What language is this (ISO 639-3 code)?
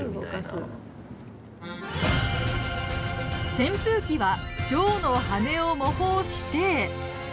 jpn